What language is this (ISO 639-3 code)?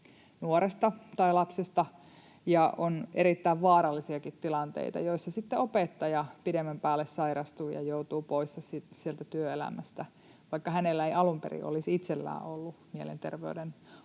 fin